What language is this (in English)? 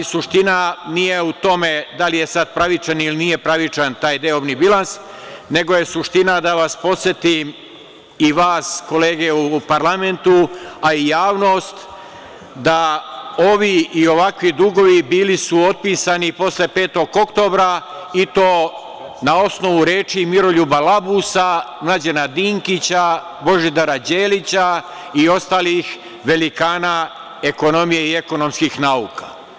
Serbian